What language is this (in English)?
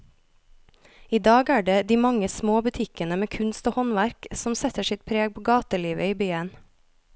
Norwegian